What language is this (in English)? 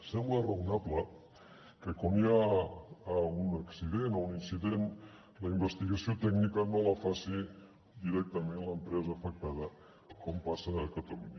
Catalan